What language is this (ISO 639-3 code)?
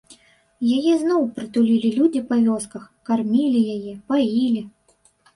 bel